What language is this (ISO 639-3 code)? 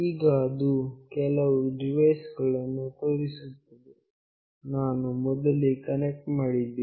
kan